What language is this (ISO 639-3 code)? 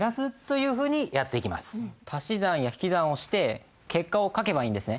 jpn